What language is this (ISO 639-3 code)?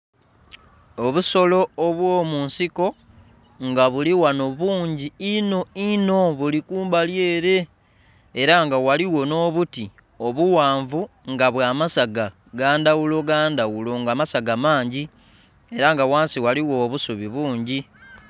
xog